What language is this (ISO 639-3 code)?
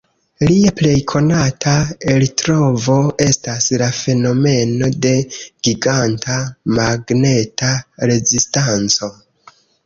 epo